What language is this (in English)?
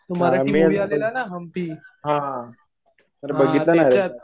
Marathi